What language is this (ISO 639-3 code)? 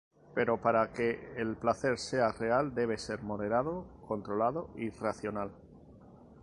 spa